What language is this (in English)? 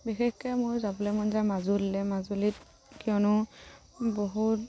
Assamese